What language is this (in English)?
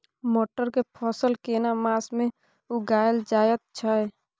Maithili